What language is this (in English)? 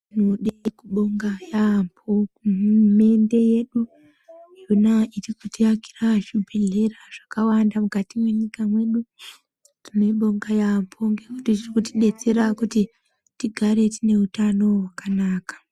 Ndau